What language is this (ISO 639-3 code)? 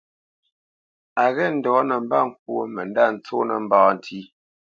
bce